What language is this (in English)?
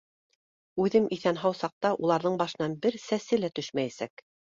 Bashkir